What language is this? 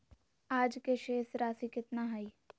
Magahi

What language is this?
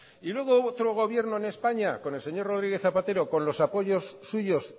Spanish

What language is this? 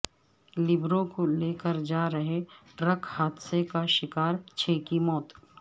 Urdu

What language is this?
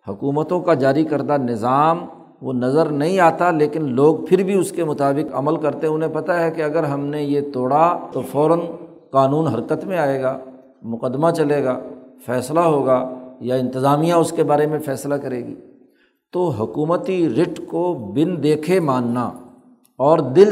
Urdu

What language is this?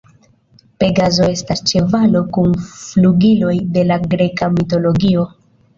Esperanto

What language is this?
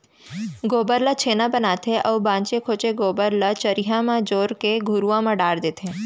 Chhattisgarhi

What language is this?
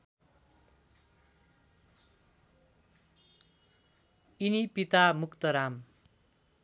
Nepali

